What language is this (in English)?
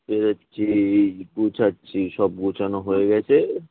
Bangla